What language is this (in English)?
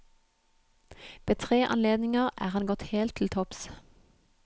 Norwegian